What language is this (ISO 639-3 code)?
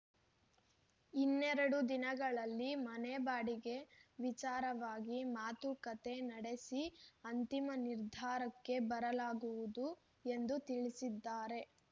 kan